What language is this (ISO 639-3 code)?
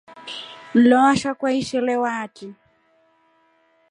rof